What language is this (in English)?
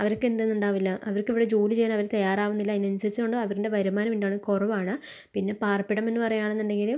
Malayalam